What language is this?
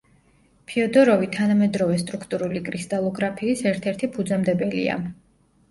Georgian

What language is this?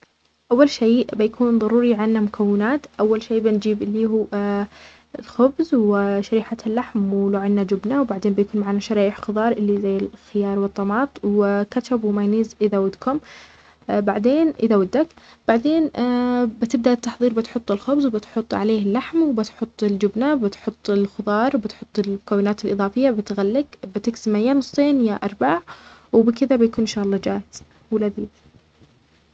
Omani Arabic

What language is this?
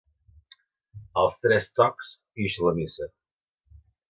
Catalan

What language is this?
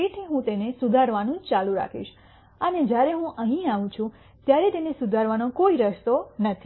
Gujarati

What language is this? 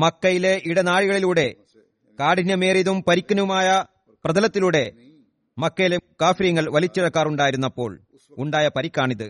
Malayalam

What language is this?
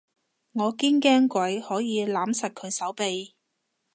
Cantonese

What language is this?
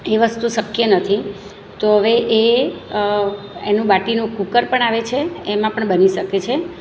Gujarati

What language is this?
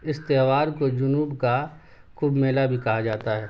Urdu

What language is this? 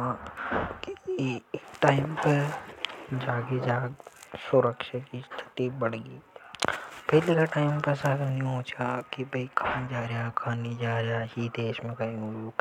Hadothi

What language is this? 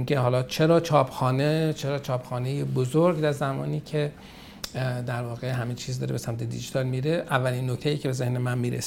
Persian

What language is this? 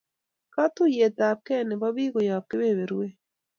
Kalenjin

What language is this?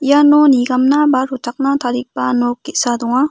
Garo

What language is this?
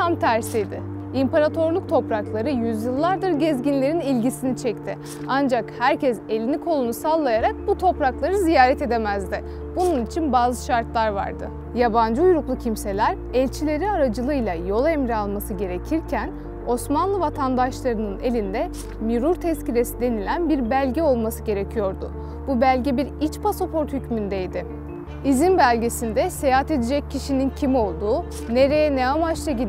Turkish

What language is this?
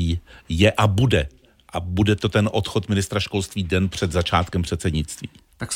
Czech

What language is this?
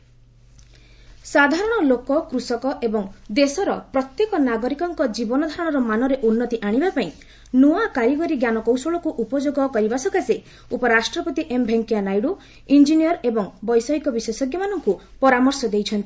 Odia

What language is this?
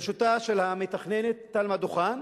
Hebrew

